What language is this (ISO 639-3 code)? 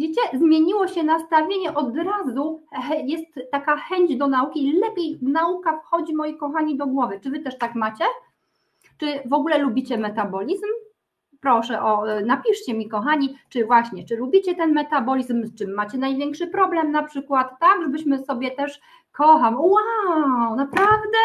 pol